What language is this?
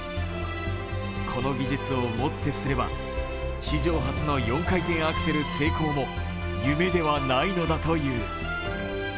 Japanese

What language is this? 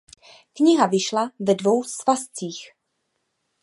Czech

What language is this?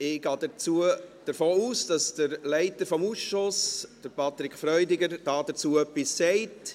Swiss German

